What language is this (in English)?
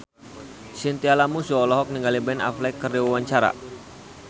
Sundanese